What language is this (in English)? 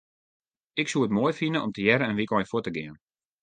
Western Frisian